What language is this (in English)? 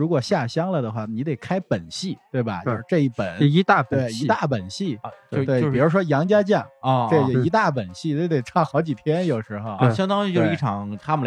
Chinese